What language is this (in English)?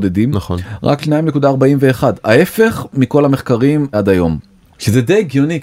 Hebrew